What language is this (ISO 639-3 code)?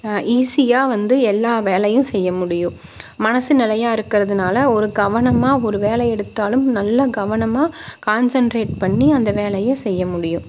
tam